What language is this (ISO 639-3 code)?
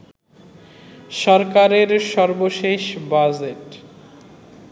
ben